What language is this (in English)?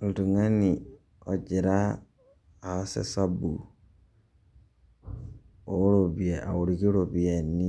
Masai